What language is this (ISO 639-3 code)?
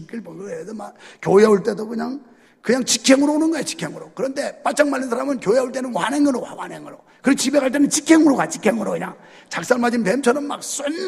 kor